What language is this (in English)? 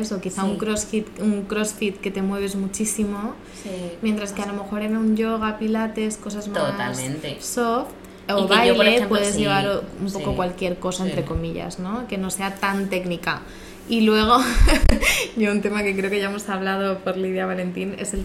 Spanish